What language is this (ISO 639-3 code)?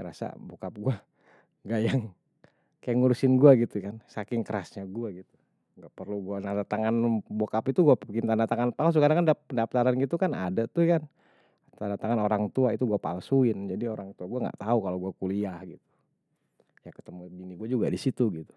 bew